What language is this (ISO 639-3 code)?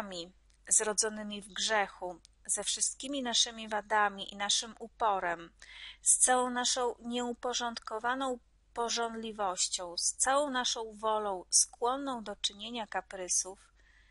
pol